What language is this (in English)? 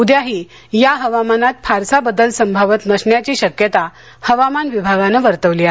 Marathi